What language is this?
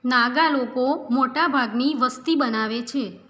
Gujarati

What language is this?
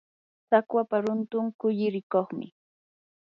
Yanahuanca Pasco Quechua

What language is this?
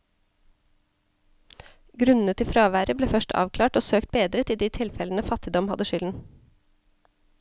Norwegian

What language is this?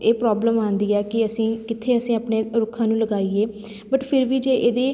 Punjabi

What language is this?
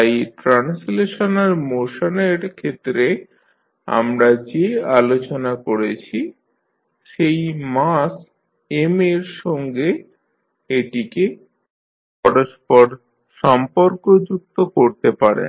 Bangla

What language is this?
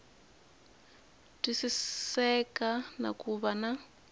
Tsonga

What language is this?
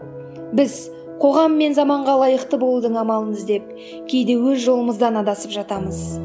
Kazakh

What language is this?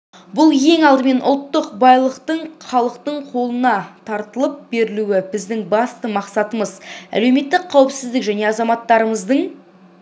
Kazakh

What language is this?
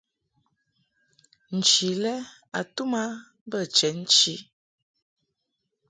Mungaka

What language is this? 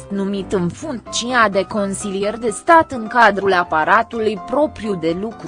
Romanian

